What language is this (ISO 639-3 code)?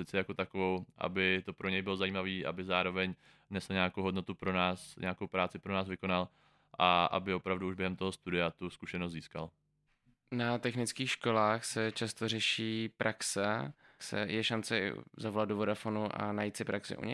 ces